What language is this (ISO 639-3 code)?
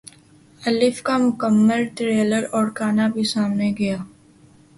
urd